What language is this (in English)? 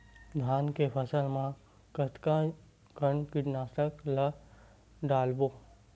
Chhattisgarhi